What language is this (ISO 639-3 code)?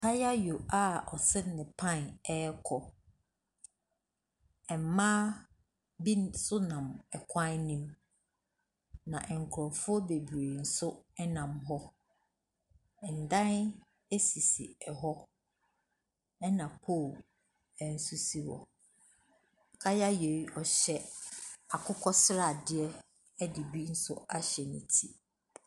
aka